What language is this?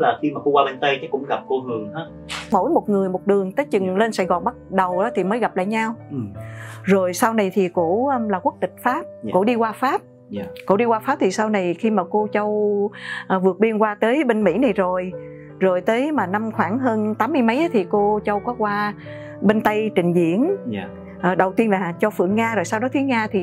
Vietnamese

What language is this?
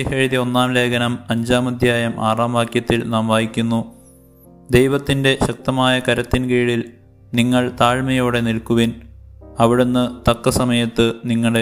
Malayalam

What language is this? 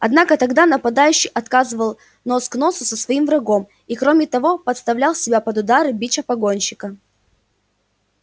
Russian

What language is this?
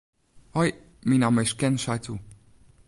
Western Frisian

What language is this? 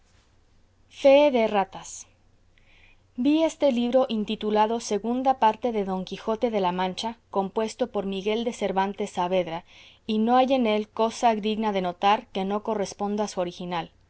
Spanish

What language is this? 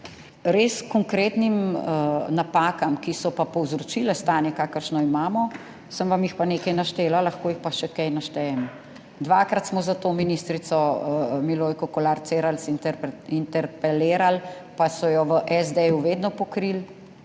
Slovenian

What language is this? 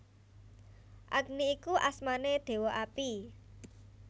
Javanese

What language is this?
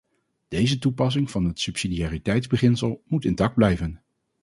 Dutch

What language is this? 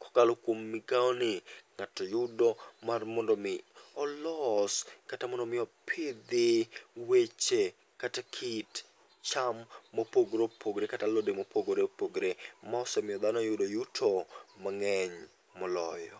Luo (Kenya and Tanzania)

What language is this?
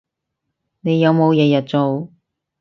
Cantonese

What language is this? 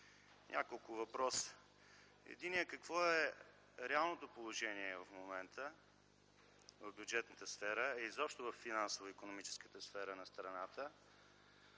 Bulgarian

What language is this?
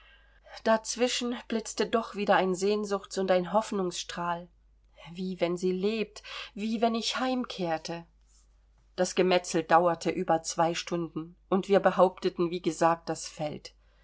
German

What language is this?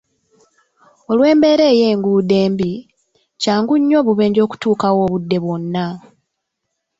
Ganda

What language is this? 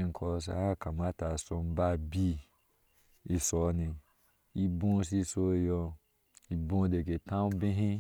Ashe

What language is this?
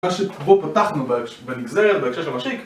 Hebrew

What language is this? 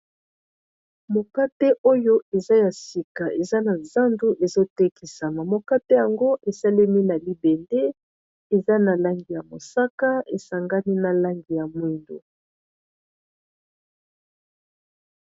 Lingala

